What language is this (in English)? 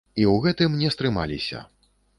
Belarusian